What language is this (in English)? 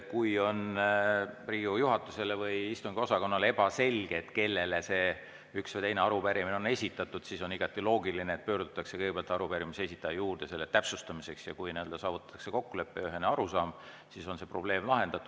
Estonian